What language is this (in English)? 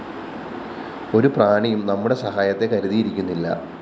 Malayalam